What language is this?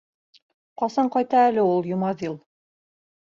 Bashkir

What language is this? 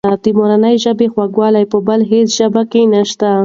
Pashto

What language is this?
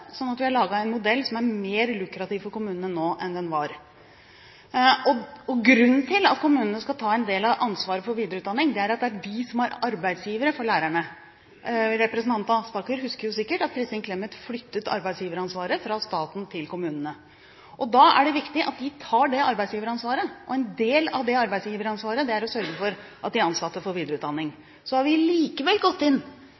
Norwegian Bokmål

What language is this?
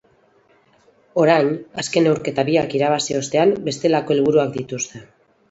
Basque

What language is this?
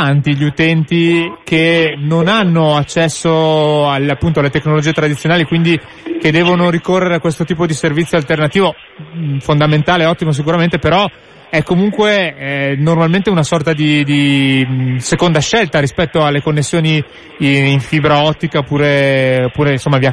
Italian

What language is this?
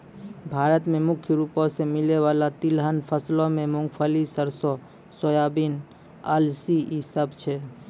Maithili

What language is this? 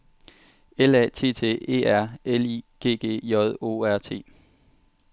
Danish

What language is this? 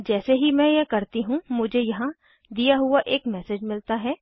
Hindi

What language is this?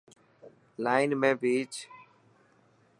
Dhatki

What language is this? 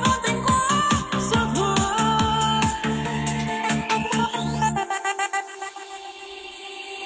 Vietnamese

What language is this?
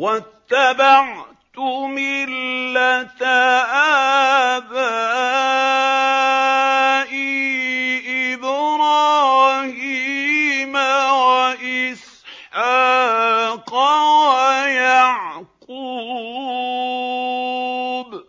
Arabic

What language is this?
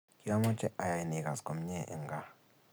Kalenjin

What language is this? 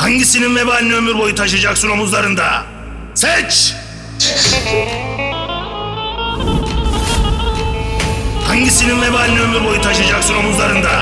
Turkish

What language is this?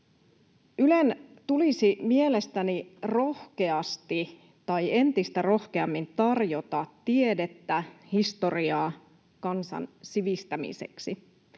Finnish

